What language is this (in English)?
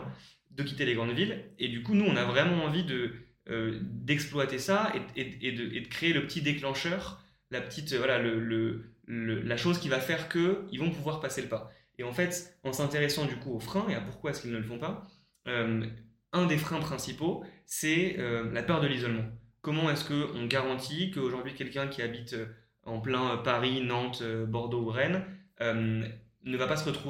French